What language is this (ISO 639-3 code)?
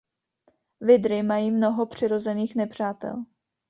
ces